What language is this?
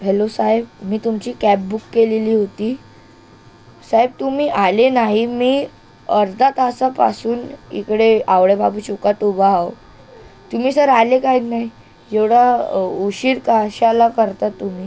Marathi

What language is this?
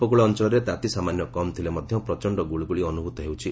Odia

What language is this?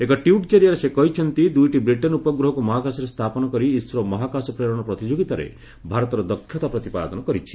Odia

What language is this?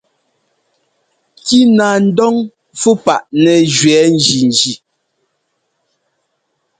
Ngomba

